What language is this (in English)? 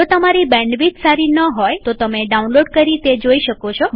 Gujarati